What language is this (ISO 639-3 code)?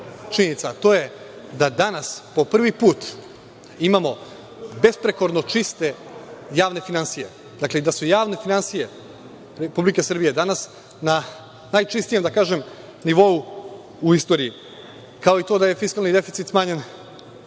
srp